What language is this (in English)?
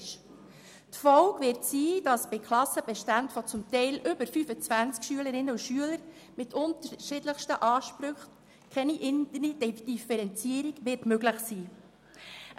Swiss German